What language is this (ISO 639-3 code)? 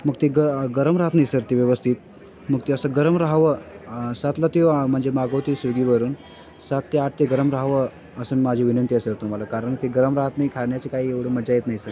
mar